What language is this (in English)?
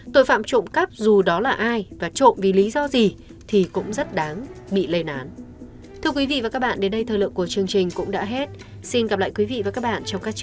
Vietnamese